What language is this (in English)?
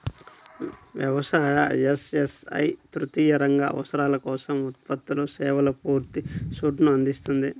Telugu